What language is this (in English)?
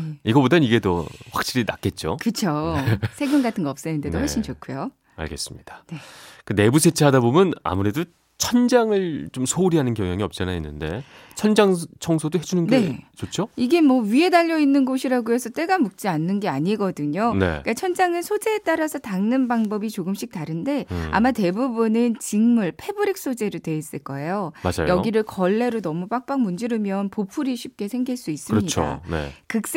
Korean